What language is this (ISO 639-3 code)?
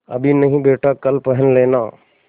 hin